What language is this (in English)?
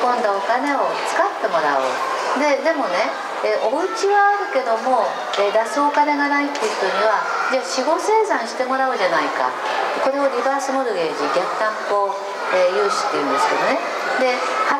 Japanese